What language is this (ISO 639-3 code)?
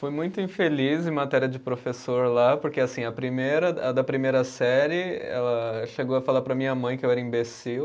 por